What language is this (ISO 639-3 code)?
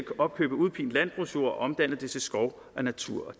dan